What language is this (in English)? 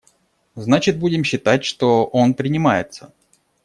Russian